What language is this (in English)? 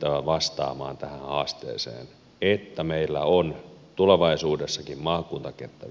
Finnish